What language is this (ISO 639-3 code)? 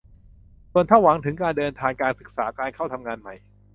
tha